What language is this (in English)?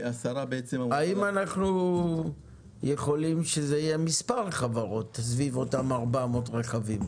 Hebrew